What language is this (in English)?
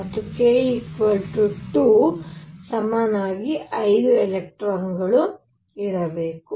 Kannada